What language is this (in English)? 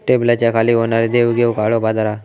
Marathi